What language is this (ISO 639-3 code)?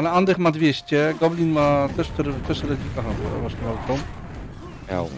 pol